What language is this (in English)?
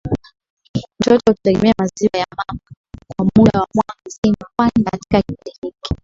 Swahili